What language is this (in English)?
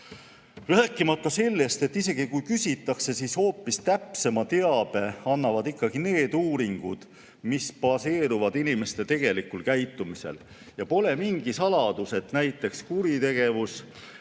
Estonian